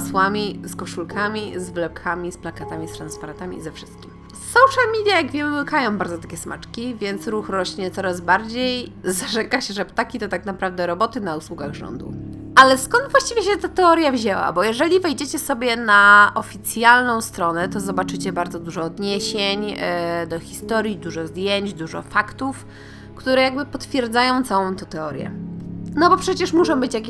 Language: Polish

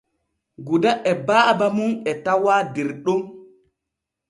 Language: Borgu Fulfulde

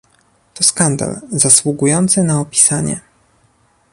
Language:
Polish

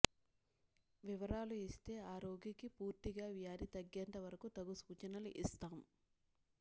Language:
Telugu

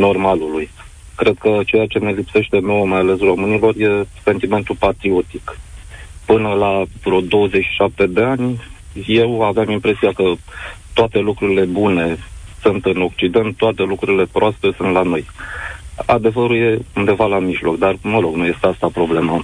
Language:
Romanian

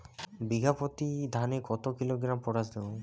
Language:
Bangla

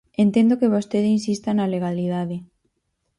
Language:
Galician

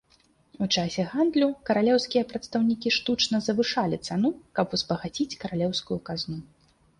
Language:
Belarusian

